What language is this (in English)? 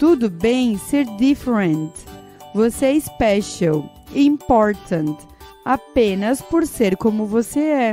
Portuguese